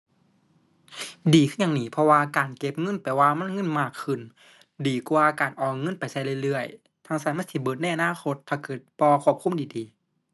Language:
Thai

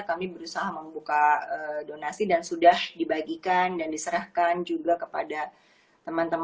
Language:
Indonesian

